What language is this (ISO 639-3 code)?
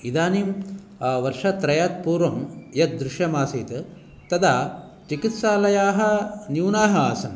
san